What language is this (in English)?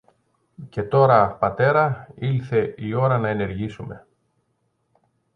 Greek